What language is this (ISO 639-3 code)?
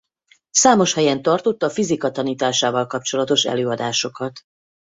hun